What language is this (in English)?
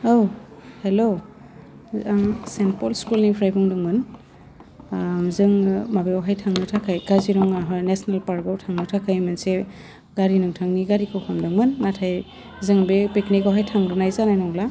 Bodo